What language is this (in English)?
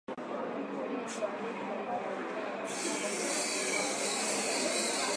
Swahili